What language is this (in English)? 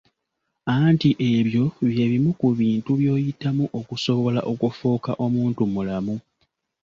Ganda